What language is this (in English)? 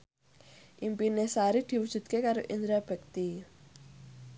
Javanese